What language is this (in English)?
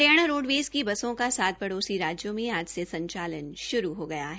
Hindi